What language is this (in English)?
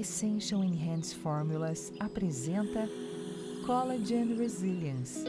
Portuguese